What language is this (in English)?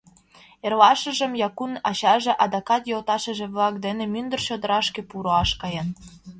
Mari